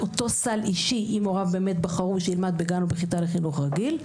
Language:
Hebrew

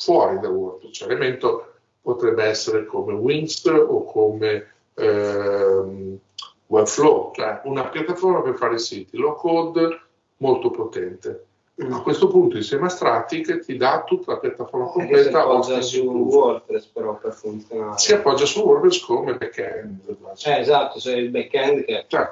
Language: Italian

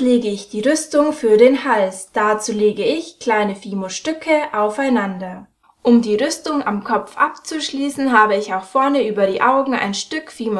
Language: German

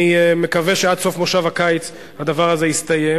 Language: Hebrew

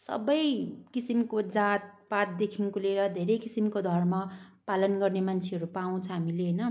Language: Nepali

